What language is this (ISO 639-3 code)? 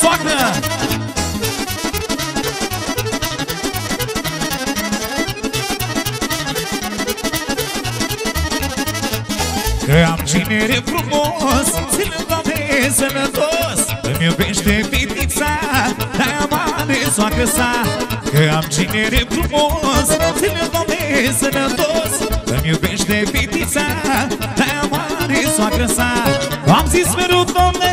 ron